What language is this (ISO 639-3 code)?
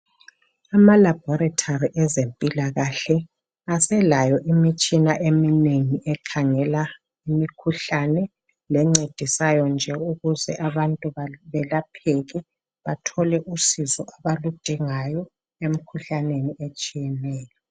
nde